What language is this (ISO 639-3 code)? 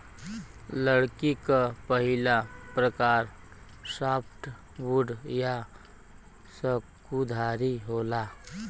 bho